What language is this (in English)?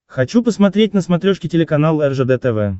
Russian